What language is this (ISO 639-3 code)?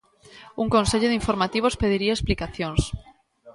glg